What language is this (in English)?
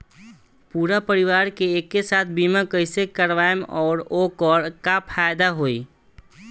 Bhojpuri